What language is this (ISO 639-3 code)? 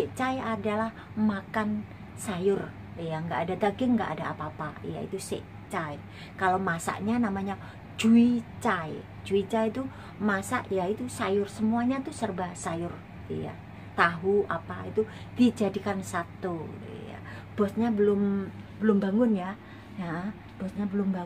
ind